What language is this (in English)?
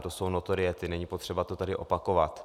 Czech